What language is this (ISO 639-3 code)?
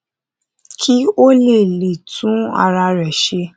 yor